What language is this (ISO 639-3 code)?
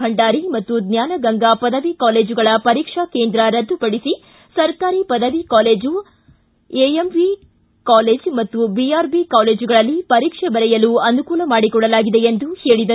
kan